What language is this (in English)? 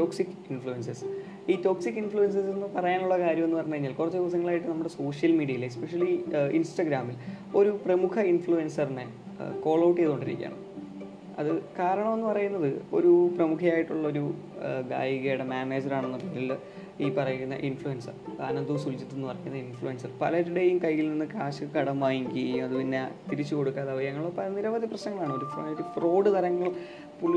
Malayalam